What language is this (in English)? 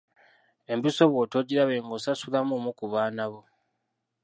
Ganda